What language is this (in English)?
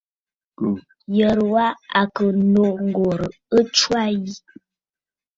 Bafut